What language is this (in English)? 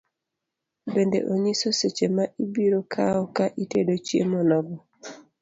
Luo (Kenya and Tanzania)